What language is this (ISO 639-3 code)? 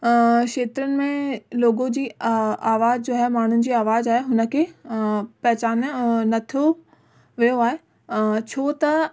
snd